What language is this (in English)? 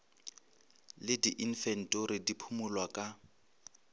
Northern Sotho